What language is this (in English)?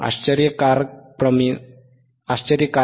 Marathi